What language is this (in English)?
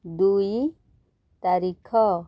Odia